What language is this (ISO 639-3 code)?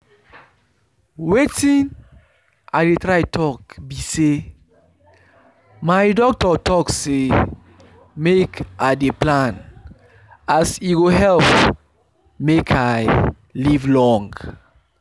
pcm